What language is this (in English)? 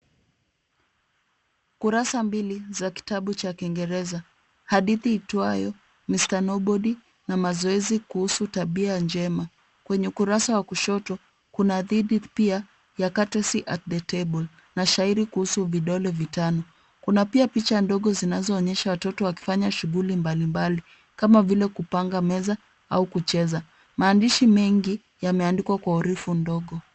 Swahili